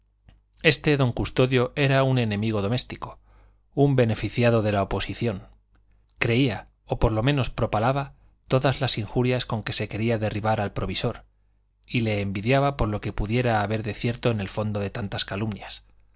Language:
Spanish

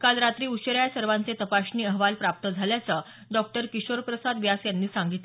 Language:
Marathi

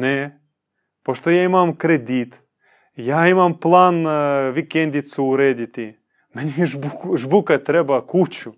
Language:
Croatian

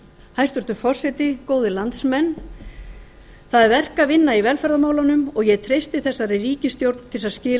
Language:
Icelandic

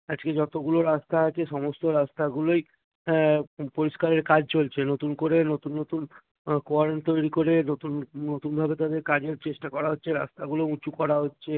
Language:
Bangla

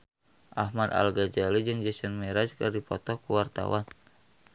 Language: Sundanese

